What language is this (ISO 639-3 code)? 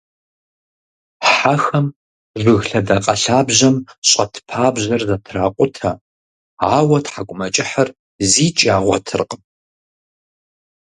kbd